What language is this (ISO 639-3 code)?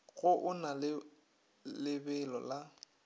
nso